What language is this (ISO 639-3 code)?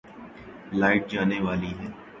urd